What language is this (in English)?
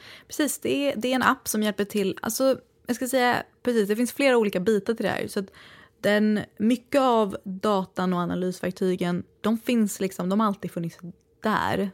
Swedish